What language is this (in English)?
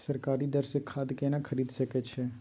Maithili